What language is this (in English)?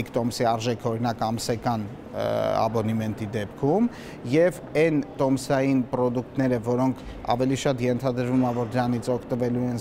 Romanian